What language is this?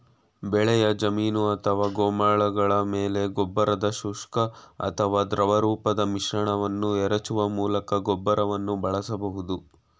Kannada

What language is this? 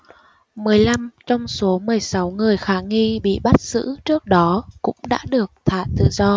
Vietnamese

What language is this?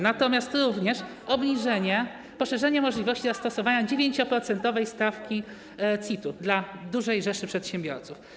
Polish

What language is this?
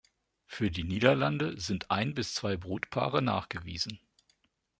German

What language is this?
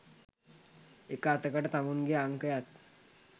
Sinhala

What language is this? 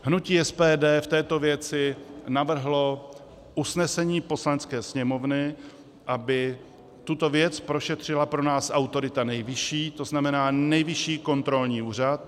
Czech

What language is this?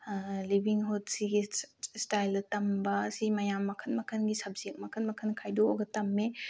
Manipuri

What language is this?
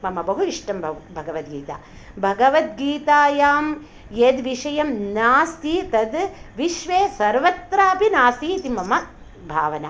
Sanskrit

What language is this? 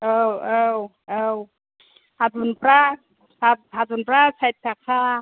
Bodo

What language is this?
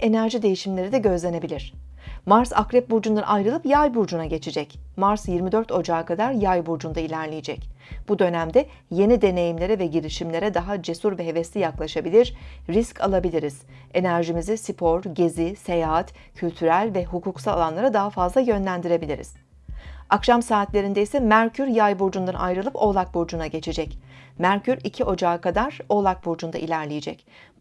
Turkish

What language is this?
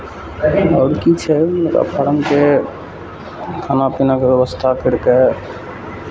Maithili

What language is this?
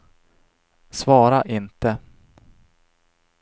Swedish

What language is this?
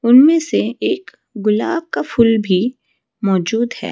Hindi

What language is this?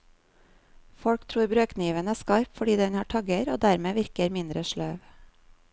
Norwegian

